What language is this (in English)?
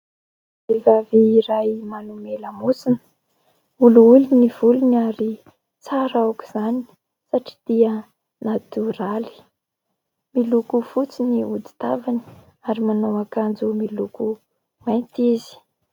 Malagasy